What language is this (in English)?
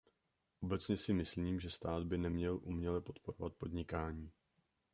Czech